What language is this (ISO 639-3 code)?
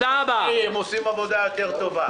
heb